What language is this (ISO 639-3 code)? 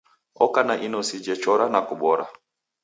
dav